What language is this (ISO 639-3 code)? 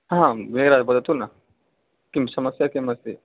san